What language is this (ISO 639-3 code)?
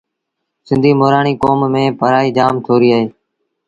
sbn